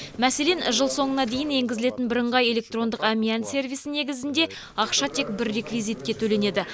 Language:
Kazakh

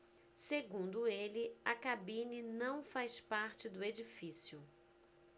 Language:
Portuguese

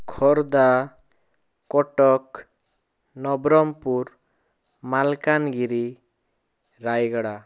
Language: Odia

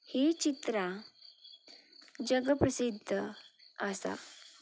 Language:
Konkani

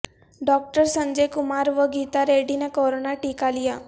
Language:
Urdu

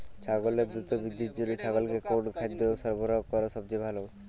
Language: Bangla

